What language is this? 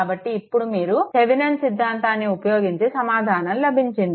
Telugu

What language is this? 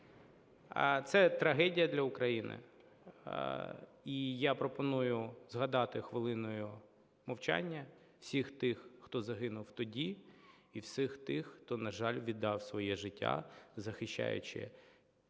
Ukrainian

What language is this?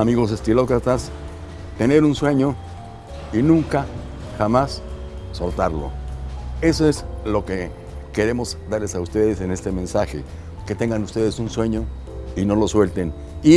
Spanish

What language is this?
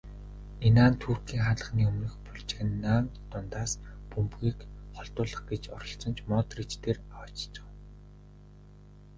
Mongolian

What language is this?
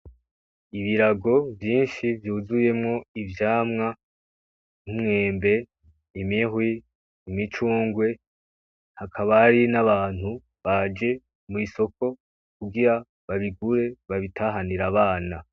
Rundi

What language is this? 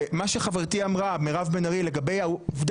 Hebrew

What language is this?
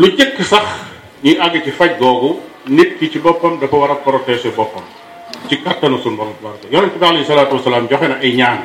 Malay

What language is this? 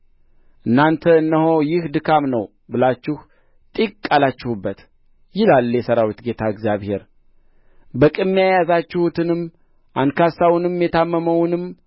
Amharic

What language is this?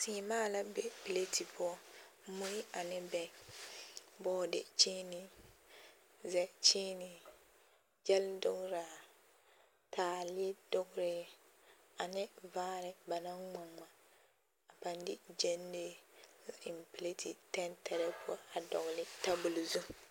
Southern Dagaare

